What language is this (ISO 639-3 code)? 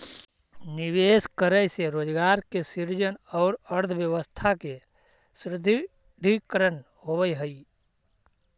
mag